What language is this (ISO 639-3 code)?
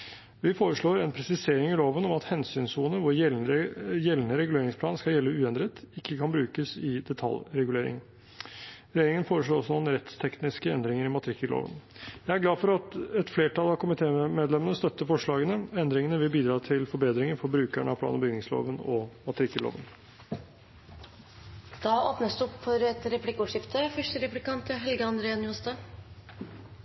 nor